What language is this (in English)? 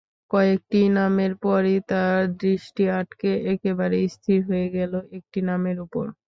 Bangla